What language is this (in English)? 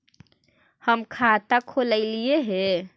Magahi